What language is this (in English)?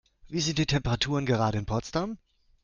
German